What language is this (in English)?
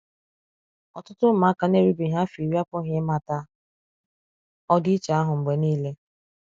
Igbo